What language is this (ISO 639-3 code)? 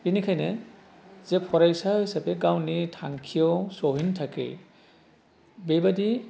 brx